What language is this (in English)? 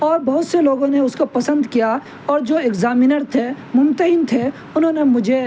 Urdu